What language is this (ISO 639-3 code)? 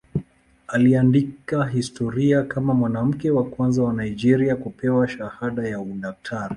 swa